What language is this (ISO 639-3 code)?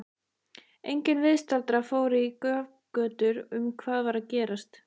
isl